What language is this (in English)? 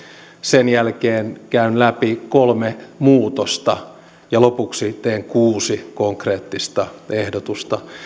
Finnish